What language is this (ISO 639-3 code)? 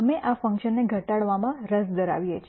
guj